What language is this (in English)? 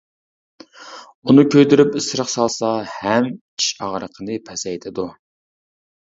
Uyghur